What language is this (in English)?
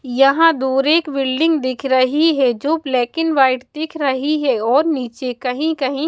Hindi